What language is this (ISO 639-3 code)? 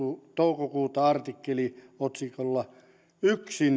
fin